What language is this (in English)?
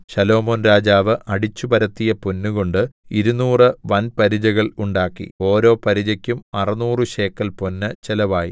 Malayalam